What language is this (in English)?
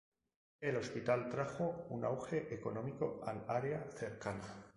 Spanish